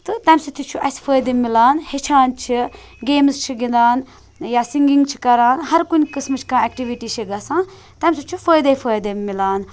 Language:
Kashmiri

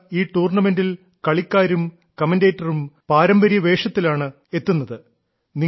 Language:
Malayalam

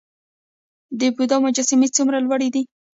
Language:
Pashto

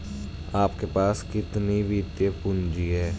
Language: Hindi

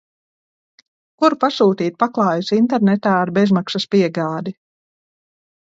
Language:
Latvian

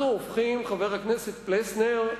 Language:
Hebrew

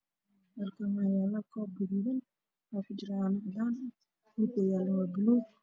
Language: Somali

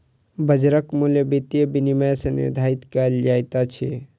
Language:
Maithili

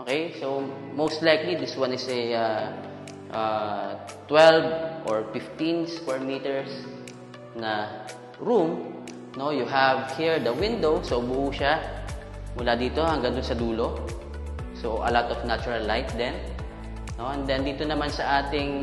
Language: Filipino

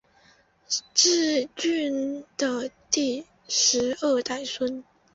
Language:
Chinese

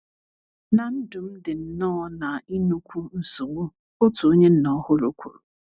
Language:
Igbo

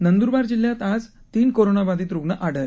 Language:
Marathi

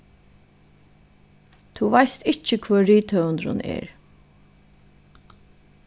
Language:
Faroese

